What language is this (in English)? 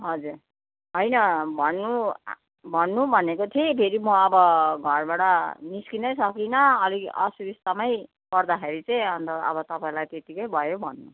Nepali